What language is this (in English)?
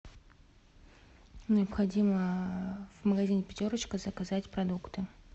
Russian